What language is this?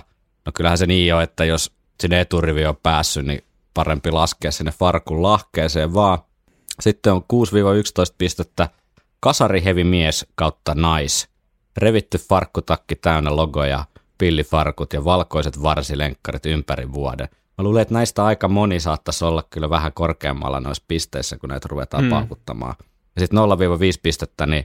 Finnish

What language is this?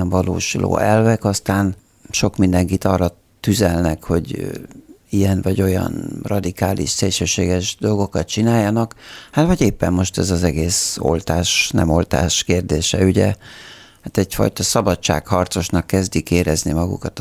Hungarian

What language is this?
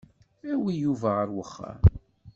Kabyle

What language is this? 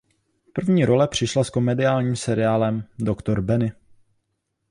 Czech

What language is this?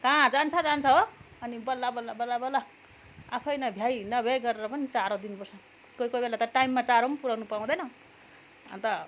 Nepali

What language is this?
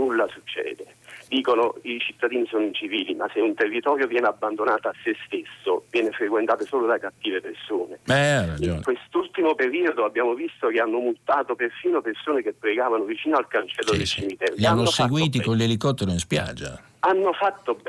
Italian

